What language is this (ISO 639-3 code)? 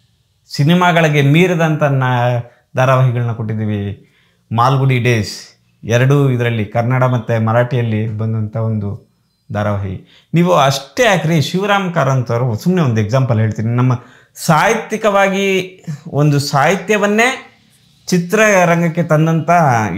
kan